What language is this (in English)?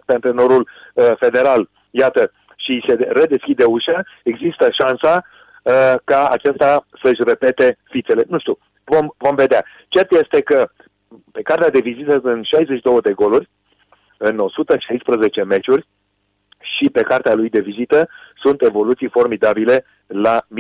Romanian